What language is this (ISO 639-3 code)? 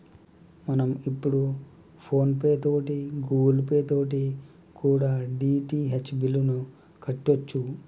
tel